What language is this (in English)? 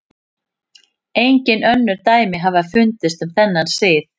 Icelandic